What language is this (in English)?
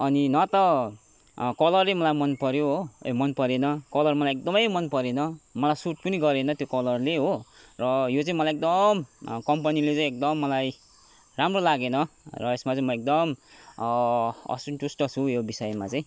Nepali